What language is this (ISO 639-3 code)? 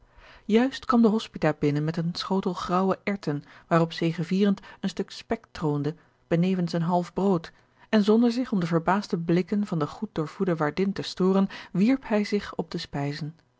nld